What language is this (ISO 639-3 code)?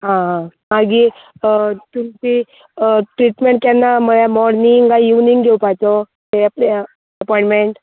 kok